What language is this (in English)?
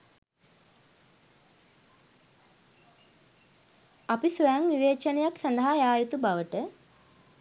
Sinhala